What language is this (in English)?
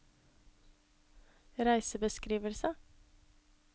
Norwegian